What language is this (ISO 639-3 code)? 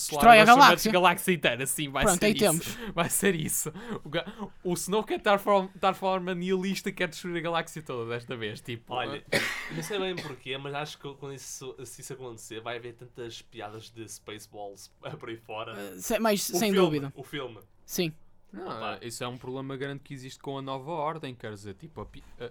por